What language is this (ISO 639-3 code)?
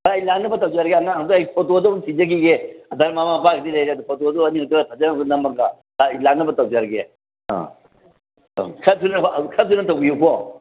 mni